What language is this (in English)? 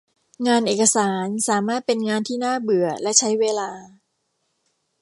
Thai